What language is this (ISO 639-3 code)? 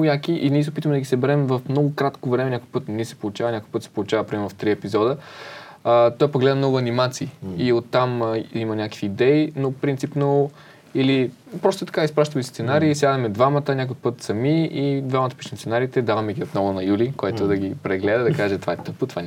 bul